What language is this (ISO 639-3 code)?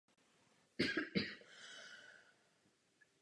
ces